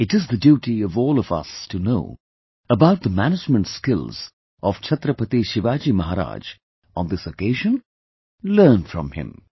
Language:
English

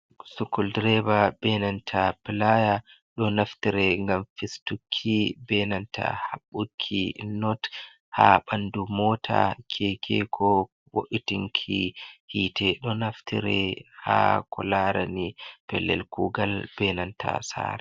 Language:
Fula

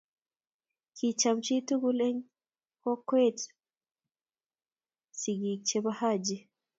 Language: Kalenjin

